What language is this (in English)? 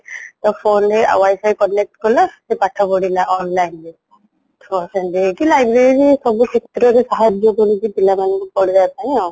Odia